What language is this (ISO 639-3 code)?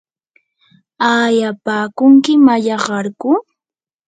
qur